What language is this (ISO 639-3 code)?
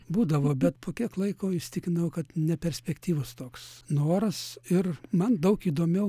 lit